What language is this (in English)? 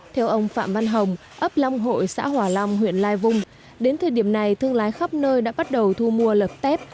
Vietnamese